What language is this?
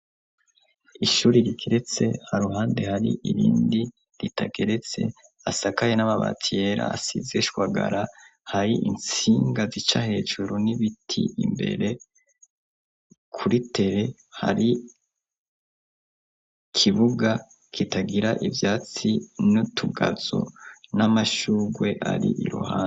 Rundi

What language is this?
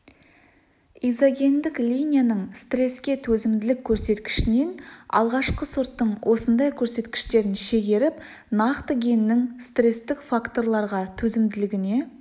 Kazakh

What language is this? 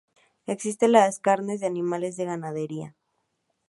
Spanish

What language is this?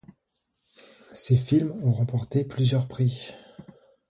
French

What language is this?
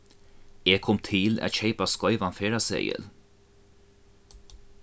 Faroese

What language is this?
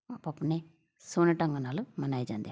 Punjabi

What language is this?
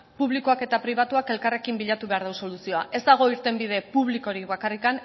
Basque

